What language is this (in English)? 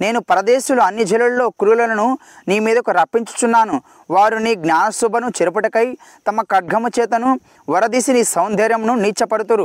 Telugu